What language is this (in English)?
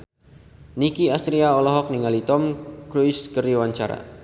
Sundanese